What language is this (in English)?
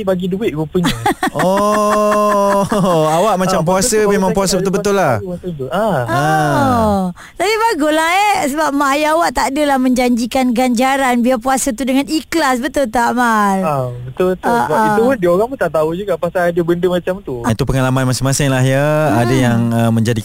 Malay